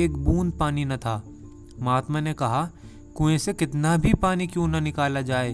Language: Hindi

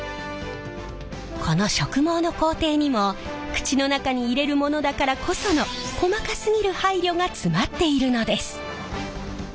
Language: Japanese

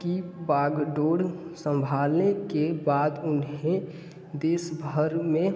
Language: Hindi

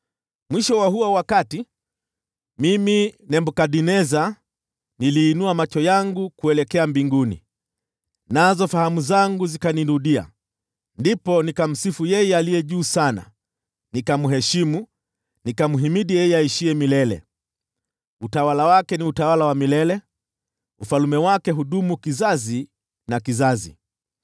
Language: Swahili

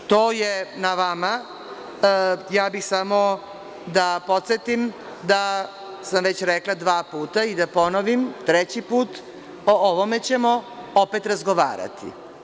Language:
Serbian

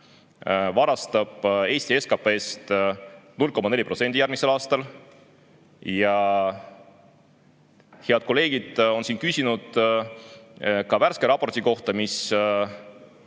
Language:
Estonian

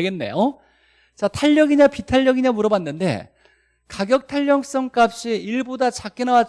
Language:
Korean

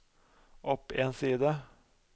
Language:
Norwegian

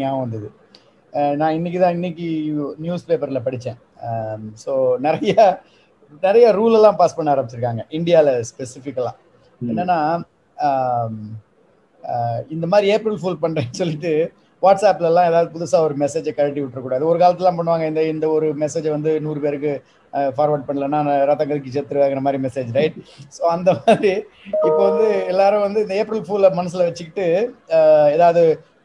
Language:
Tamil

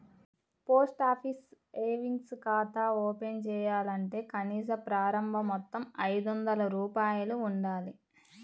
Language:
Telugu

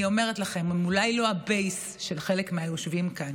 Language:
Hebrew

